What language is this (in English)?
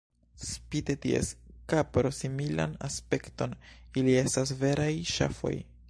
Esperanto